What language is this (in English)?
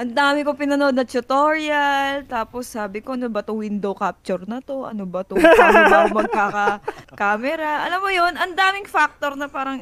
Filipino